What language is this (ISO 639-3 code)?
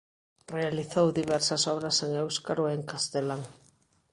glg